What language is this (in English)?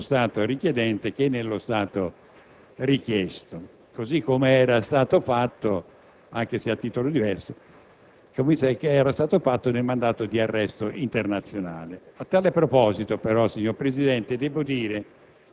Italian